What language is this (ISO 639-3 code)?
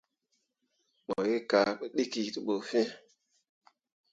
mua